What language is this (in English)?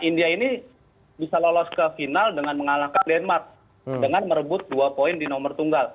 Indonesian